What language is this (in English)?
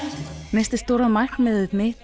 Icelandic